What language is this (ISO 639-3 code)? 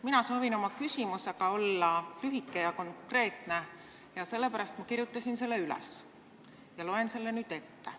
est